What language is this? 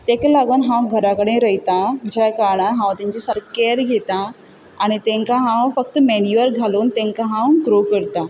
Konkani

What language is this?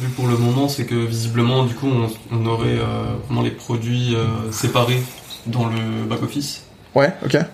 French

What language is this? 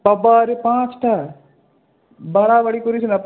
Bangla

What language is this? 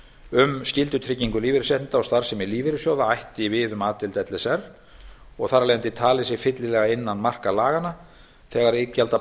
Icelandic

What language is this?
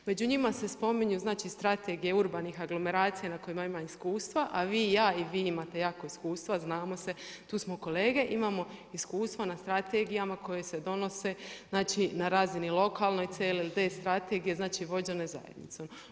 Croatian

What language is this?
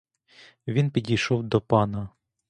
Ukrainian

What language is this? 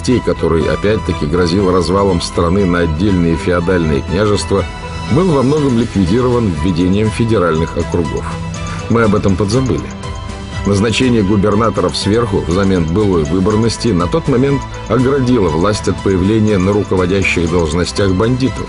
Russian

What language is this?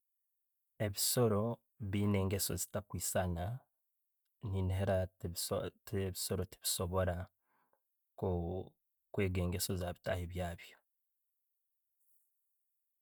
Tooro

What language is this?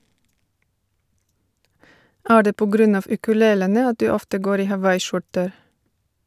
Norwegian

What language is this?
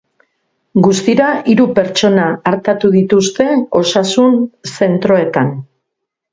Basque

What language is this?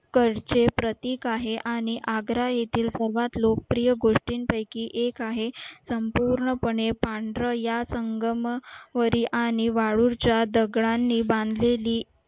Marathi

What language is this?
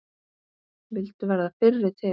Icelandic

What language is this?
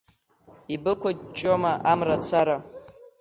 Abkhazian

